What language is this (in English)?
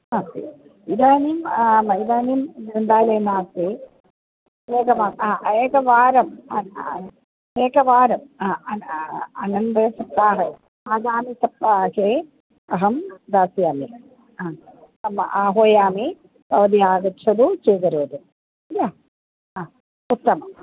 Sanskrit